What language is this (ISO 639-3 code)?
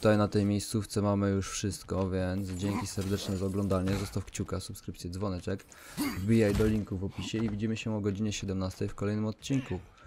pol